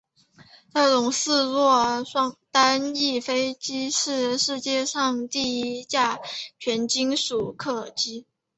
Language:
Chinese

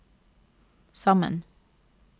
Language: Norwegian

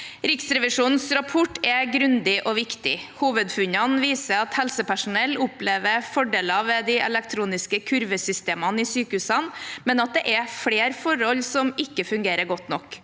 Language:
Norwegian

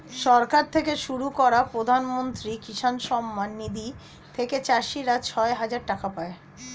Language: Bangla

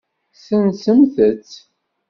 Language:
Kabyle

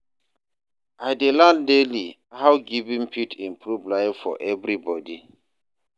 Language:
Nigerian Pidgin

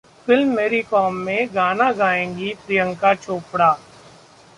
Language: Hindi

